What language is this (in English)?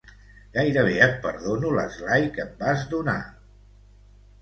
Catalan